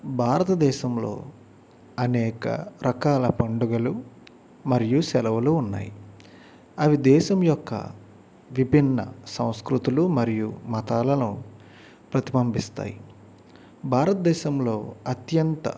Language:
Telugu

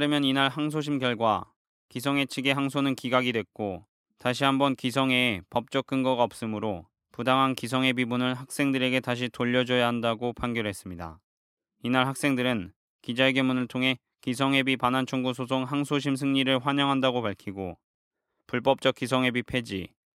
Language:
Korean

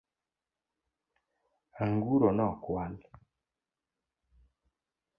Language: Luo (Kenya and Tanzania)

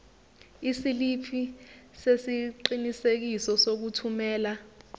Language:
Zulu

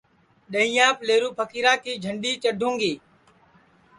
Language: Sansi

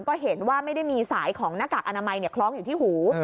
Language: Thai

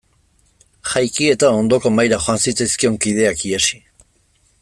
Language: Basque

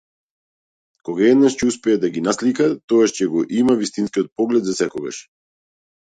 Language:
Macedonian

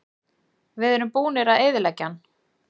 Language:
Icelandic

